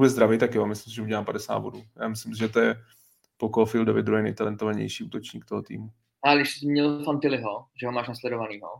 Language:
Czech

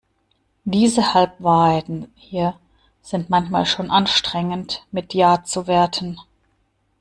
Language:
German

